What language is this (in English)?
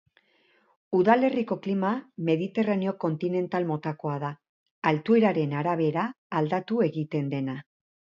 Basque